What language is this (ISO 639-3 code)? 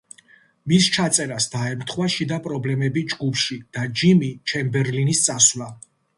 kat